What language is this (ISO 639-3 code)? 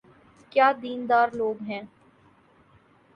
urd